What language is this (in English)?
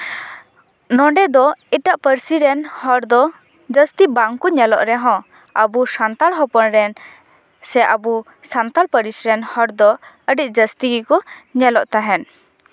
Santali